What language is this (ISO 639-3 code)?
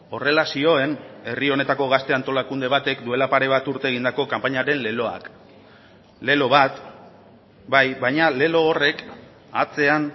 eus